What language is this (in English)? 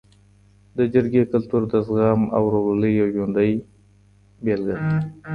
Pashto